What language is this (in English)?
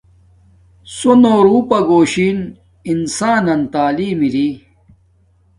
Domaaki